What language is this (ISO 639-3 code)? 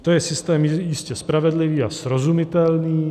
ces